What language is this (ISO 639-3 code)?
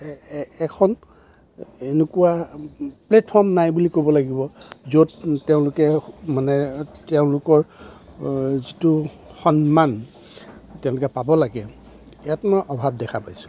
asm